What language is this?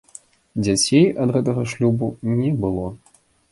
Belarusian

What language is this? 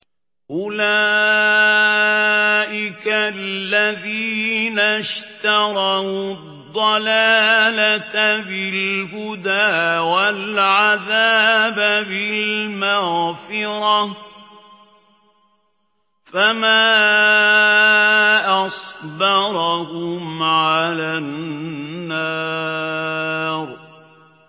Arabic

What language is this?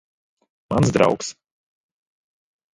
Latvian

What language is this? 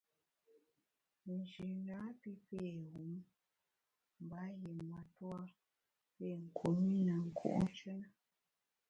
Bamun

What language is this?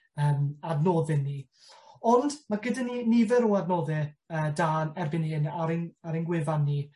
Welsh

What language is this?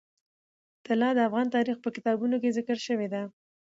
Pashto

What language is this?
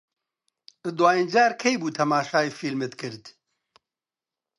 Central Kurdish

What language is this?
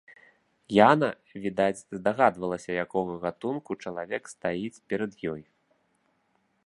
Belarusian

